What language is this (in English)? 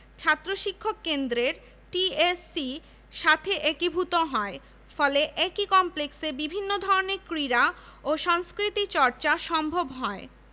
Bangla